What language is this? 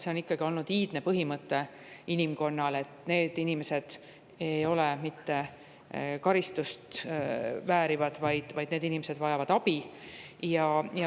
Estonian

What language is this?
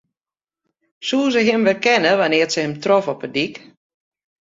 Western Frisian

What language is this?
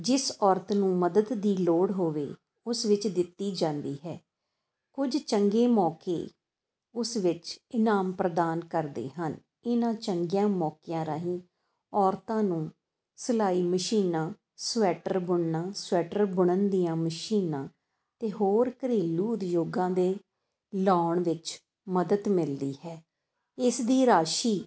Punjabi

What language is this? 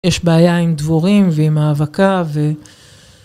Hebrew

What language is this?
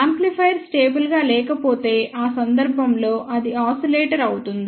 Telugu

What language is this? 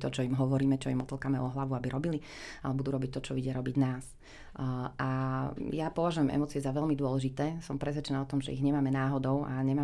Slovak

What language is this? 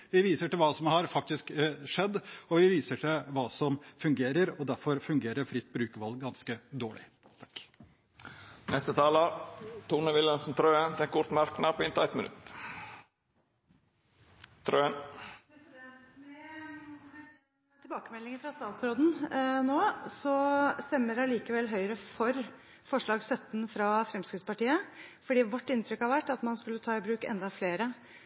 Norwegian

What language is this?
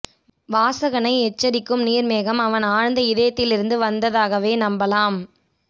Tamil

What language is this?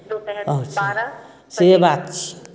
Maithili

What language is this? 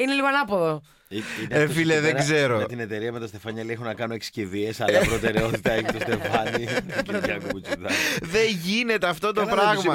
Greek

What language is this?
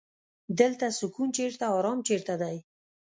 Pashto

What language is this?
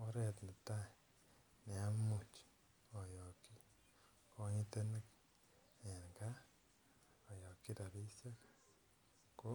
Kalenjin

